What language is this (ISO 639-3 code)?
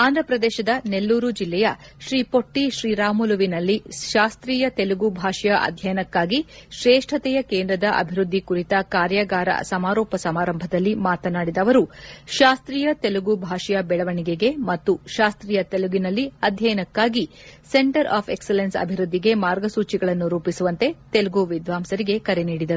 kan